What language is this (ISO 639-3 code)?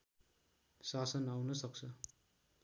nep